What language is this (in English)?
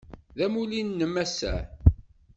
Kabyle